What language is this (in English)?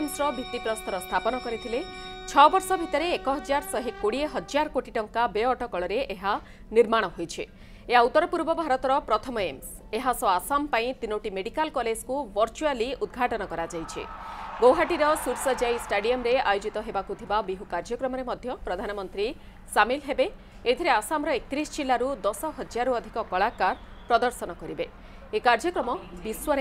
Hindi